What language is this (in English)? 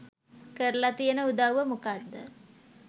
Sinhala